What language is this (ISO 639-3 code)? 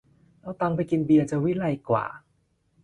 tha